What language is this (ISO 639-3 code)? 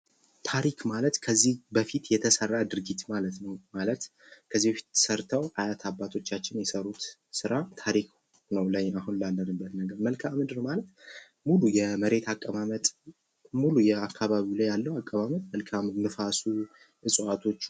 amh